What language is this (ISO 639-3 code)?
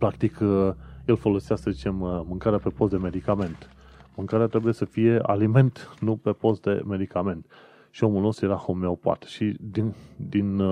ron